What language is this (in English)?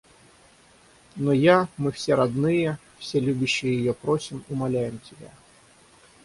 Russian